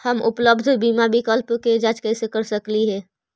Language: Magahi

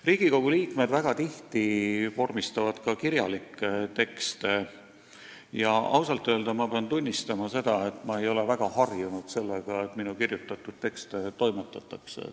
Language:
Estonian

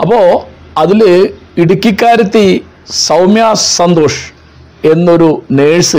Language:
Malayalam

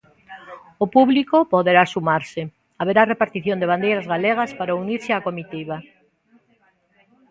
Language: Galician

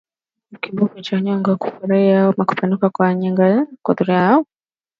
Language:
Swahili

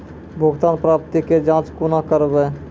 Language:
Maithili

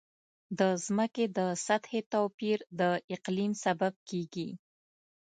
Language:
Pashto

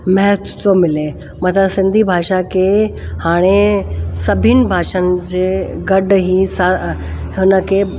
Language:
Sindhi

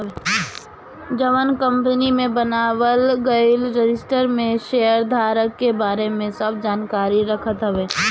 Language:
Bhojpuri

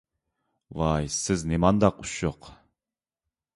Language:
Uyghur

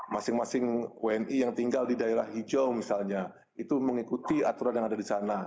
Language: Indonesian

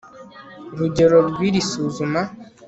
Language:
Kinyarwanda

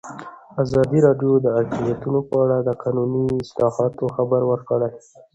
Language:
Pashto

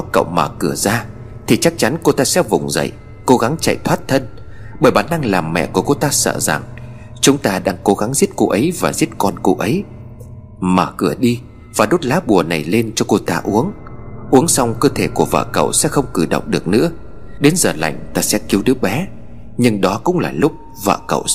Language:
Vietnamese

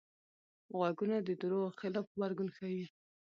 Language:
Pashto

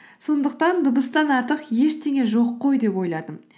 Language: Kazakh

